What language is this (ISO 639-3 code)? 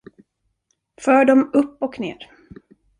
swe